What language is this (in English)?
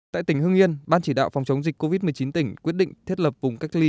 Vietnamese